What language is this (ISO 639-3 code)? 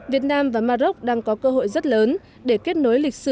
vie